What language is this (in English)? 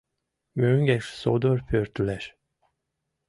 Mari